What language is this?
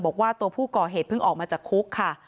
Thai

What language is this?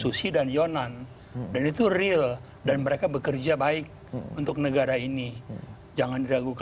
Indonesian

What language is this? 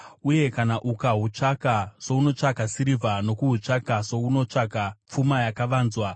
Shona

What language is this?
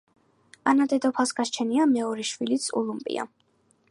Georgian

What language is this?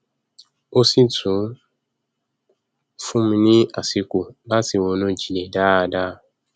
Yoruba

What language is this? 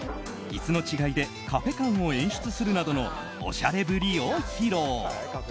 Japanese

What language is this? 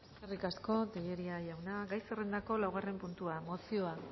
Basque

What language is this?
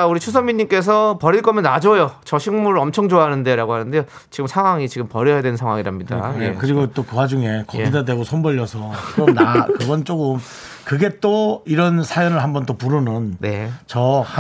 Korean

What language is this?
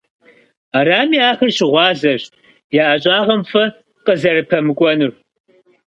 Kabardian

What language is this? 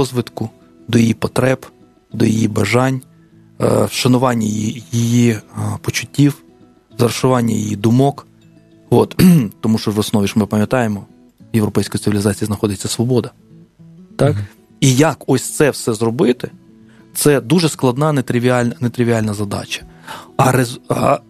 Ukrainian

